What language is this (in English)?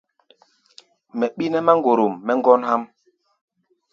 Gbaya